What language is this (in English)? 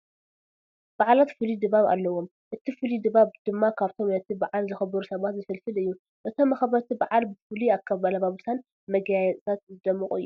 Tigrinya